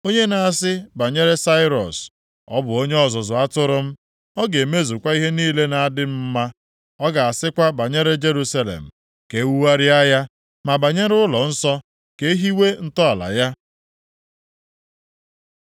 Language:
Igbo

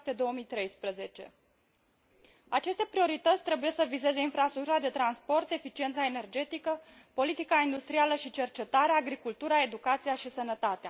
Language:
Romanian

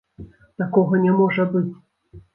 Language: Belarusian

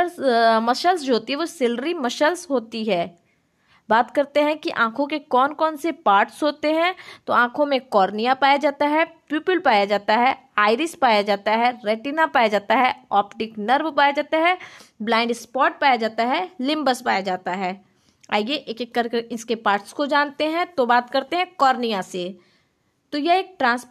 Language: Hindi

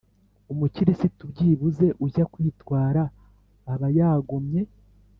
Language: Kinyarwanda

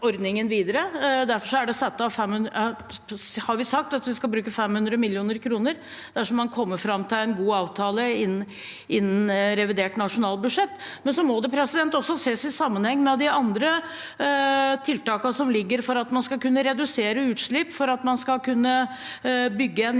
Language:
Norwegian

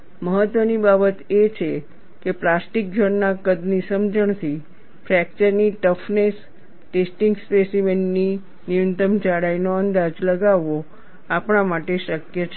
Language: Gujarati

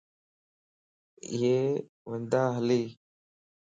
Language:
Lasi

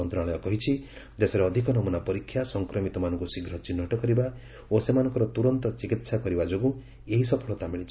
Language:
Odia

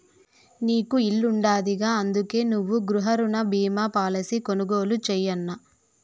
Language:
Telugu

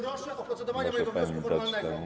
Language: Polish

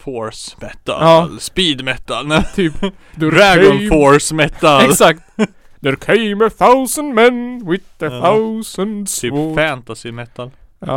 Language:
Swedish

